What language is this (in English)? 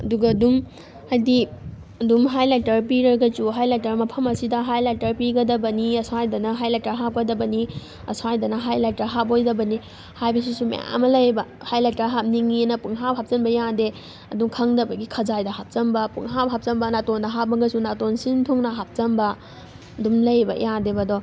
Manipuri